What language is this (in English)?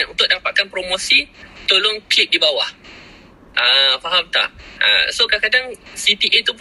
Malay